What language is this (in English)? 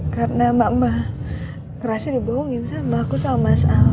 Indonesian